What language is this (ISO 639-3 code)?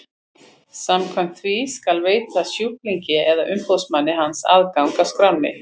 isl